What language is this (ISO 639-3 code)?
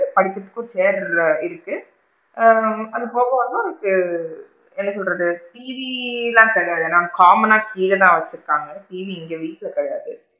tam